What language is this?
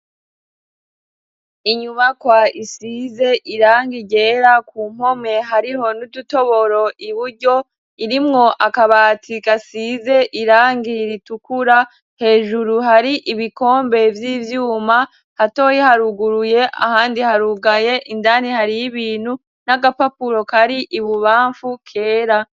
Rundi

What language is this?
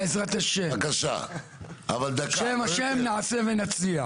Hebrew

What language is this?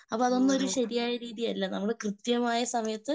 Malayalam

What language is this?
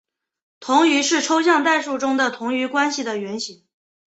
Chinese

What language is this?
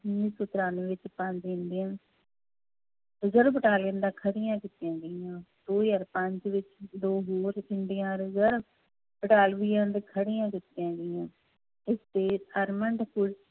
Punjabi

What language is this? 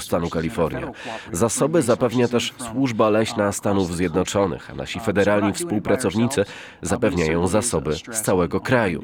Polish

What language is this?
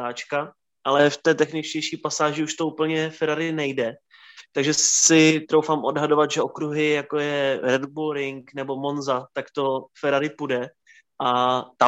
Czech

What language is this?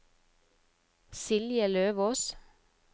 Norwegian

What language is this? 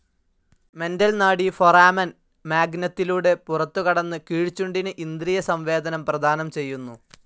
Malayalam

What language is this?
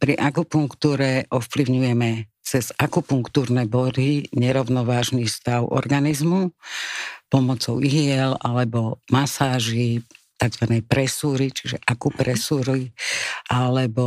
Slovak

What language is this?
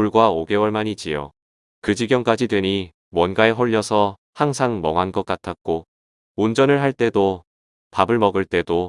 Korean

